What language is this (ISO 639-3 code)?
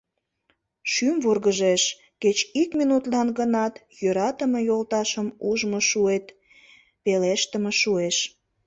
chm